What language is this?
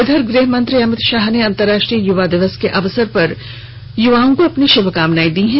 Hindi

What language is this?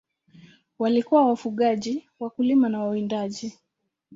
Swahili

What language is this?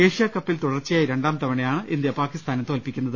Malayalam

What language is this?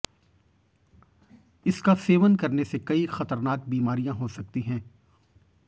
Hindi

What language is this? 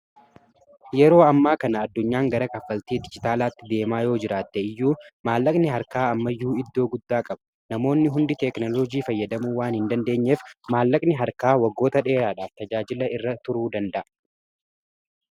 Oromo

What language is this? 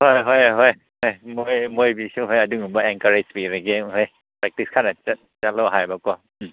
Manipuri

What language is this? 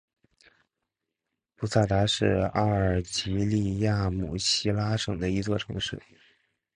Chinese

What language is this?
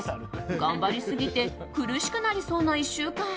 Japanese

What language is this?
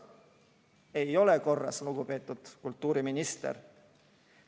Estonian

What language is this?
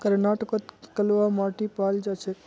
Magahi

